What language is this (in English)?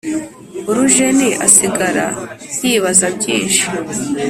Kinyarwanda